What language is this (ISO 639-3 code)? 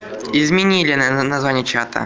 rus